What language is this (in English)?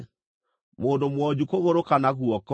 Kikuyu